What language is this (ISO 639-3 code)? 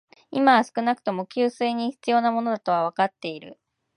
jpn